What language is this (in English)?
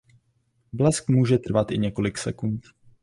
Czech